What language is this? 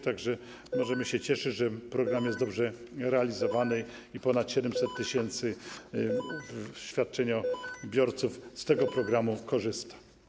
Polish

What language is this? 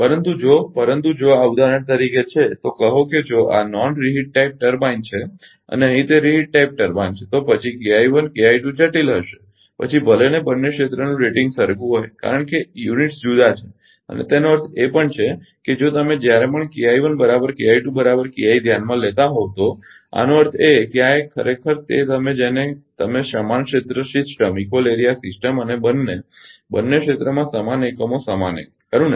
Gujarati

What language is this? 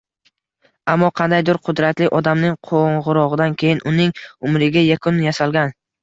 Uzbek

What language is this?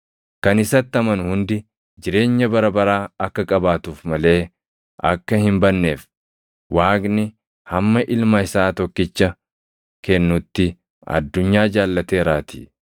Oromo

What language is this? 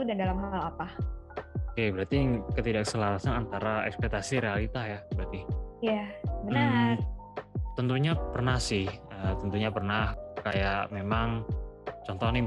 Indonesian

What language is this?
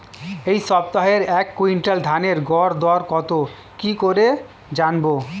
Bangla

